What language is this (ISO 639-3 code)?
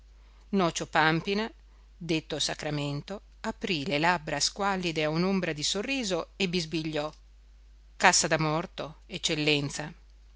ita